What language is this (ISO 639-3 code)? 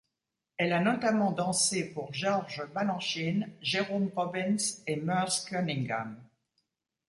fra